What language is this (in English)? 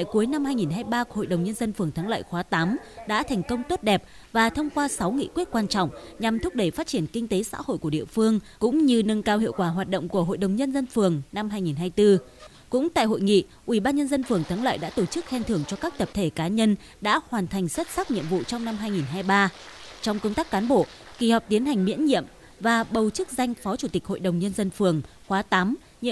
Vietnamese